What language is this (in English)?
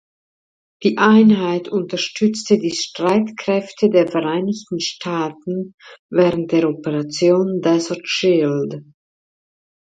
German